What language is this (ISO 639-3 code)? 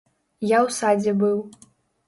bel